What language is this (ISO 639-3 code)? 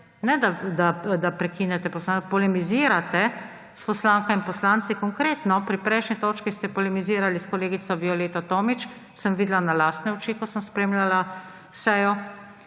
slv